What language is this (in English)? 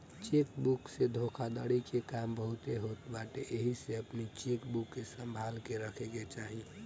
Bhojpuri